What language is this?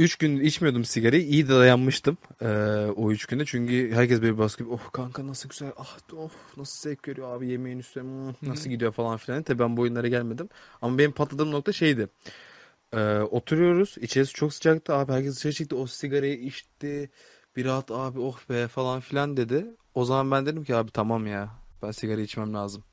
Turkish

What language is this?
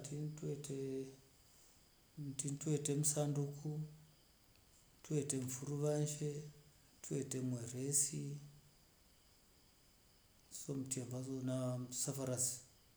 Rombo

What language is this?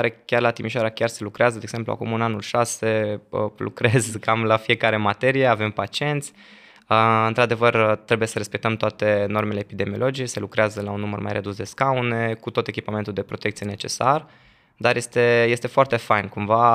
Romanian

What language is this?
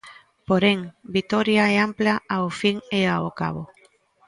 Galician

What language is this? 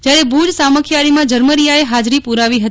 Gujarati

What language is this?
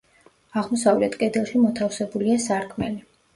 Georgian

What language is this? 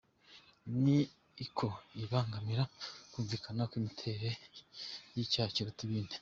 Kinyarwanda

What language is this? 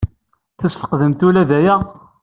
Kabyle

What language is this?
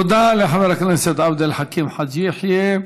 Hebrew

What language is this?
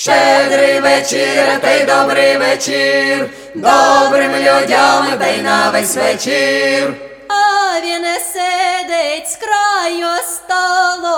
Ukrainian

